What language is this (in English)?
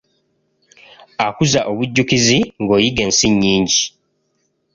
Ganda